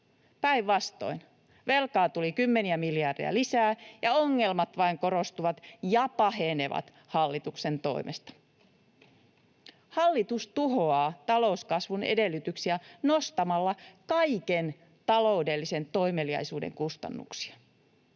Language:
Finnish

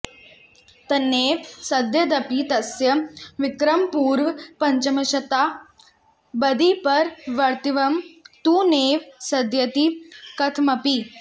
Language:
Sanskrit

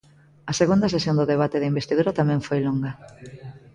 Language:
Galician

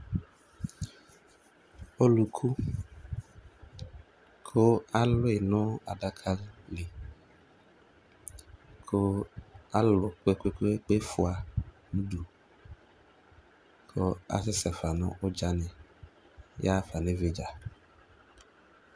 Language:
Ikposo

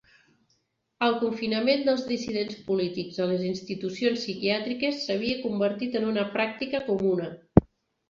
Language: Catalan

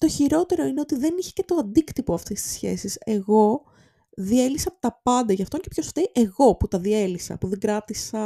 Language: Greek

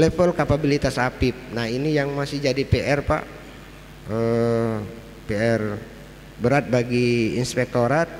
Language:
Indonesian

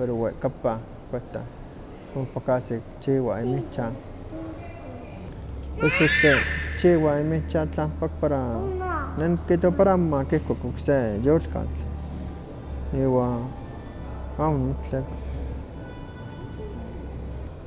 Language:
Huaxcaleca Nahuatl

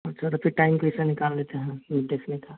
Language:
Hindi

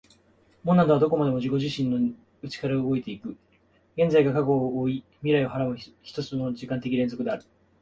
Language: Japanese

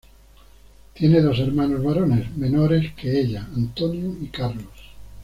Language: Spanish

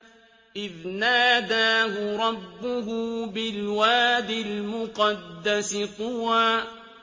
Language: Arabic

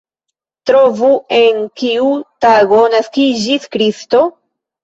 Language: Esperanto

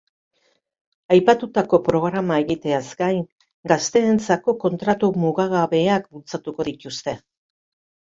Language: Basque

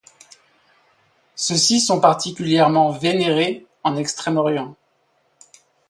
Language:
French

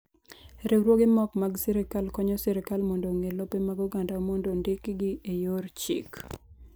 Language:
Luo (Kenya and Tanzania)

